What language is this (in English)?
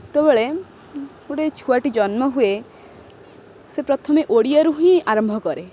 Odia